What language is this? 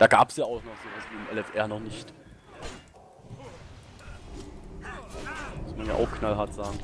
German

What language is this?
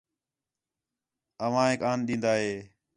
Khetrani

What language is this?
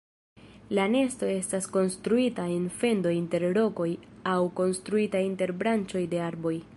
Esperanto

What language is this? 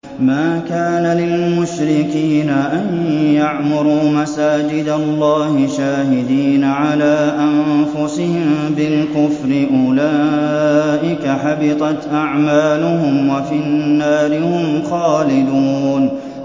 Arabic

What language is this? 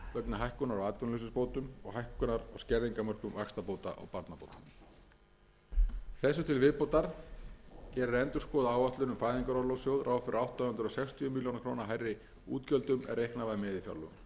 Icelandic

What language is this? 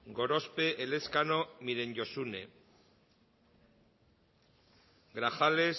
Basque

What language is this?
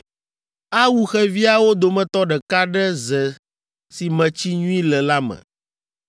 Ewe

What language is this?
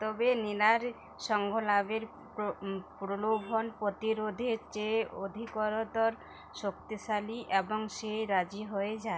Bangla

